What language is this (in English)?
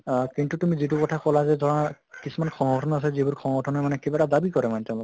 Assamese